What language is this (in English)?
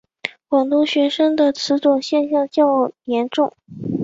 Chinese